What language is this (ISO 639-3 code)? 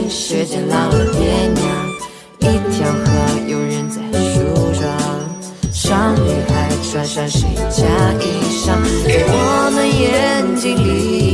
zho